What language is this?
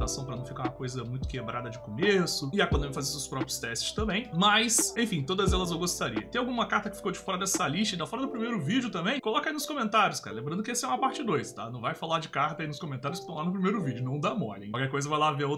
Portuguese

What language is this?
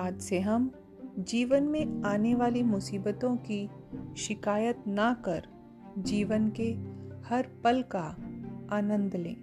Hindi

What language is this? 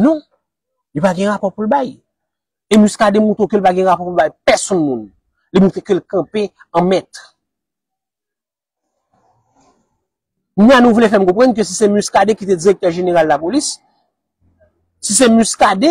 French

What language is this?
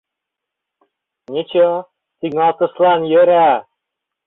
Mari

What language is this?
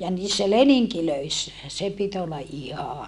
Finnish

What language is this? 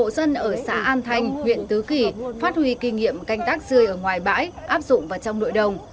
Vietnamese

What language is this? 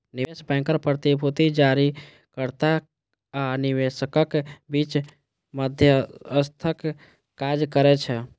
Maithili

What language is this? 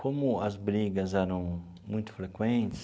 Portuguese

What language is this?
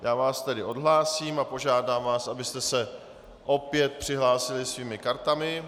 Czech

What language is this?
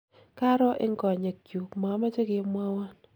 Kalenjin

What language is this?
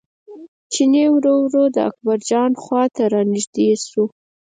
Pashto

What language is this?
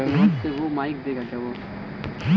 Maithili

